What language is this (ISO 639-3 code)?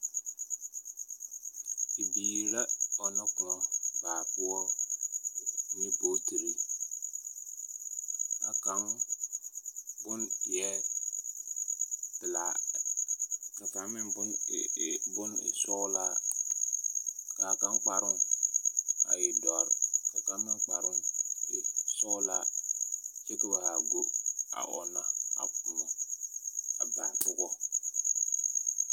dga